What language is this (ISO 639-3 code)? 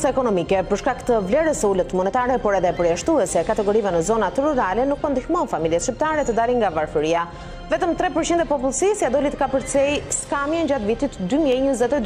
ron